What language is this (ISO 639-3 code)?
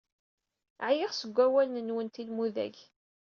kab